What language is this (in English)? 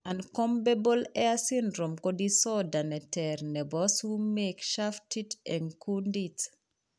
Kalenjin